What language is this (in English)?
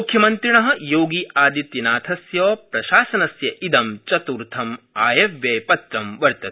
Sanskrit